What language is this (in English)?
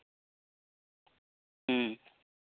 Santali